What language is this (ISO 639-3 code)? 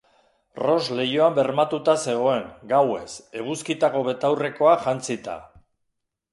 eus